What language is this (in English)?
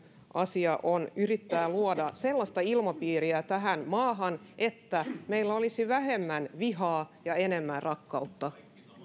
Finnish